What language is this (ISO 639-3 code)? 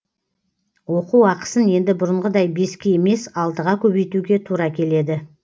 kaz